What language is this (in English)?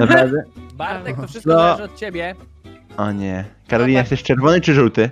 Polish